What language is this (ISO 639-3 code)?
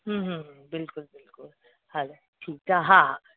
snd